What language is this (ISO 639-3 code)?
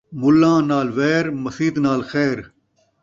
skr